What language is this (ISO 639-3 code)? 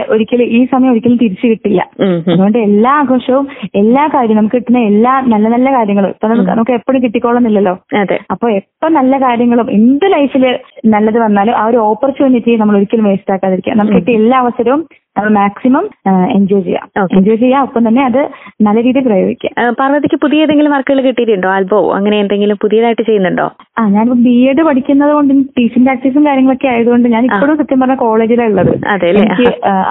mal